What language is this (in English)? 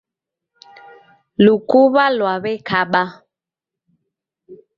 Taita